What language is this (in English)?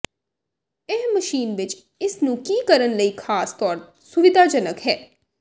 Punjabi